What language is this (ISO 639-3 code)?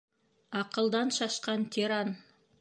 bak